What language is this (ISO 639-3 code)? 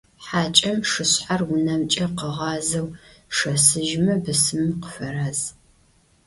ady